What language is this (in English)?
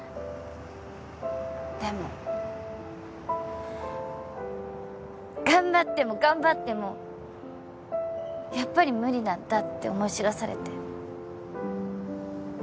Japanese